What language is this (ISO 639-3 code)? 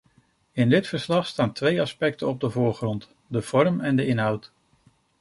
nld